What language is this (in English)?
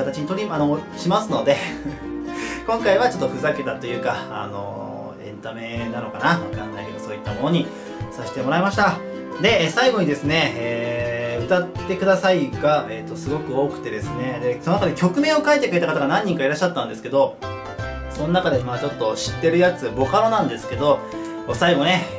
Japanese